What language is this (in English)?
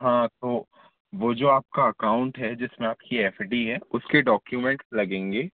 Hindi